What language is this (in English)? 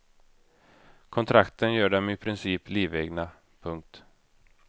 Swedish